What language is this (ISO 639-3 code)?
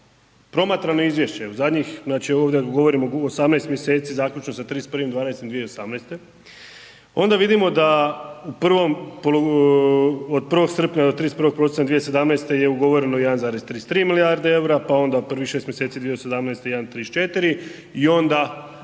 hrv